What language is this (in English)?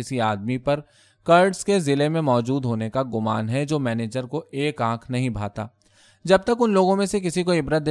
Urdu